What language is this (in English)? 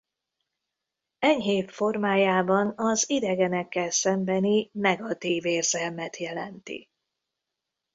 Hungarian